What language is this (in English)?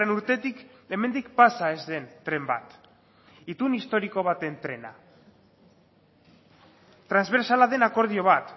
Basque